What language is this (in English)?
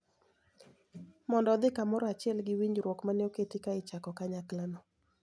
Luo (Kenya and Tanzania)